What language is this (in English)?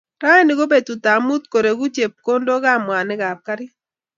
Kalenjin